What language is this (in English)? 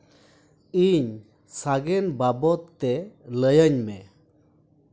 Santali